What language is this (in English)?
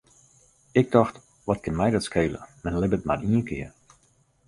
Western Frisian